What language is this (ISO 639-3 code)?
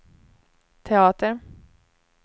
swe